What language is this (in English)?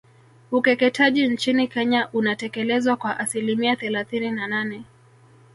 Swahili